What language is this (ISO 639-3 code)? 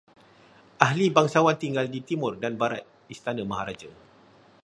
msa